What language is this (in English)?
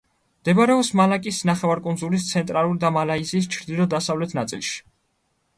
Georgian